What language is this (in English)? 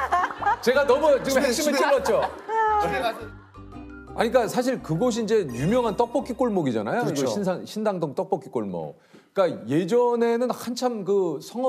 Korean